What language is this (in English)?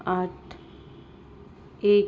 Punjabi